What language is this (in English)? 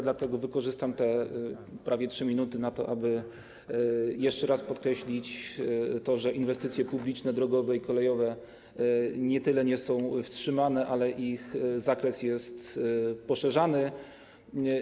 Polish